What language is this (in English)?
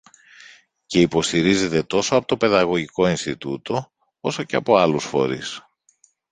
Greek